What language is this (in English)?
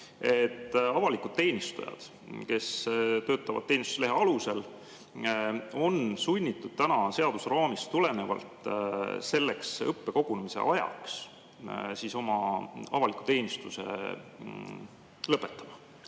Estonian